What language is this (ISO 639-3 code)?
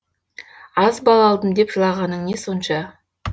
kaz